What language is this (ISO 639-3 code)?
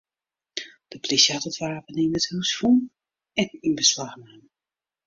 fry